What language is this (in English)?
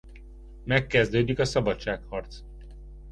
Hungarian